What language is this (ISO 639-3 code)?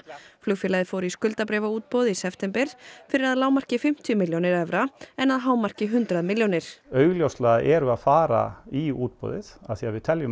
isl